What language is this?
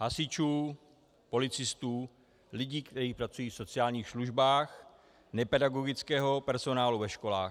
Czech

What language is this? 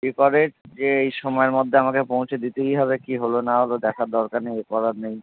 Bangla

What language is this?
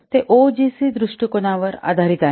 Marathi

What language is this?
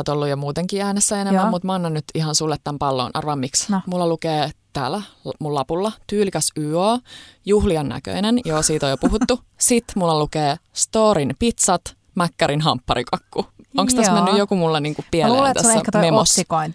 Finnish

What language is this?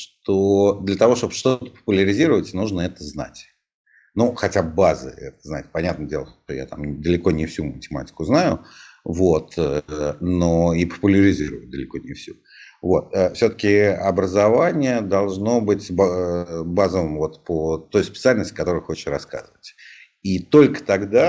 Russian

